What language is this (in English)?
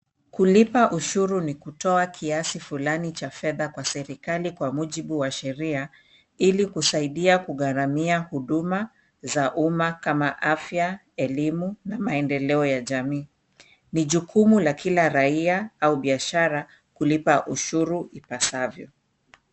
Swahili